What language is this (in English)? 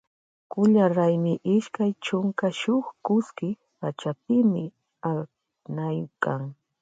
Loja Highland Quichua